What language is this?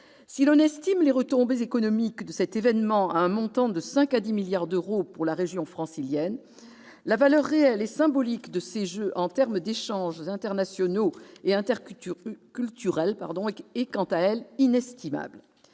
French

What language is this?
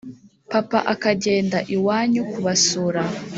Kinyarwanda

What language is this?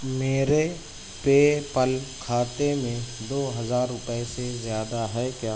Urdu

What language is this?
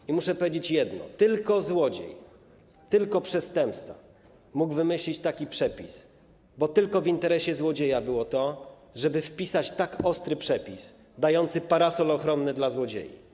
Polish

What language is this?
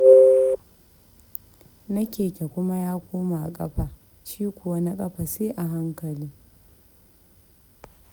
Hausa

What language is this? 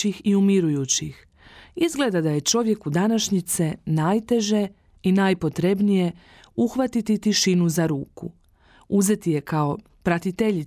Croatian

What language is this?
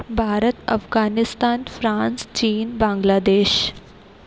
Sindhi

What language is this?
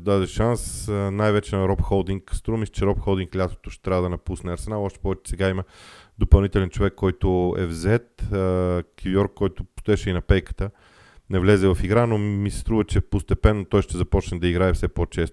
Bulgarian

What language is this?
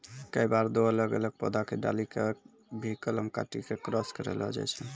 Maithili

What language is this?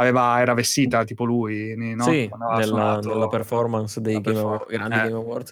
Italian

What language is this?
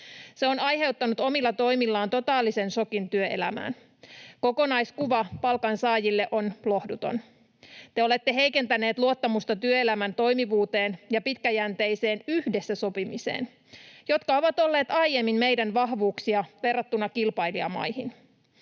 Finnish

